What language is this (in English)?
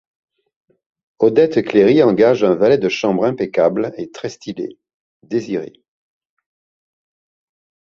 French